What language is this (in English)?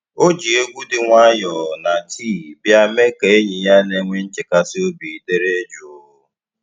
Igbo